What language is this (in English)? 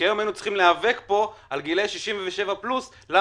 Hebrew